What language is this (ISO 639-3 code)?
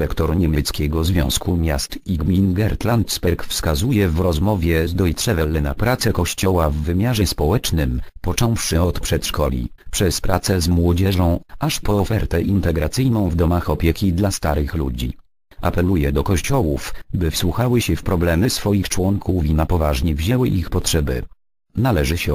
pol